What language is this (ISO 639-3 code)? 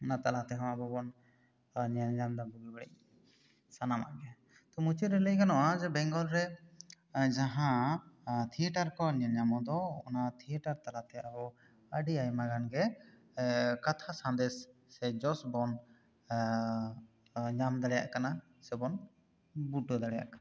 sat